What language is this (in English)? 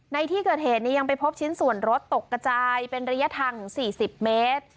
Thai